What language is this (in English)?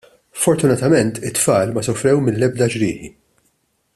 Maltese